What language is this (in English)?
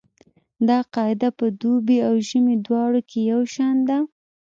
Pashto